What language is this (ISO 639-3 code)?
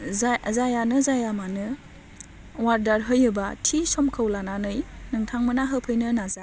brx